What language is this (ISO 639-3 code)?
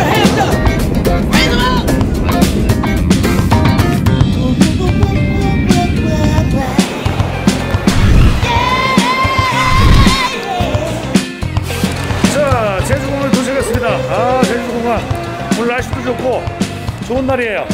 kor